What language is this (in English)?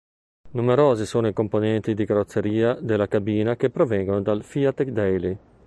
Italian